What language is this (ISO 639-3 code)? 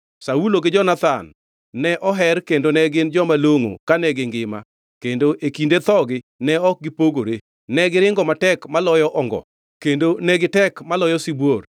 luo